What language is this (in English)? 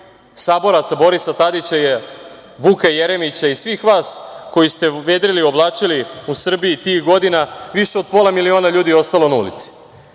Serbian